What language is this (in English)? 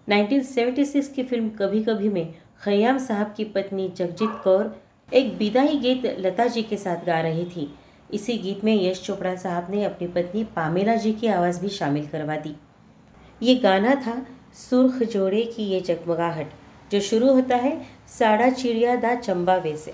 Hindi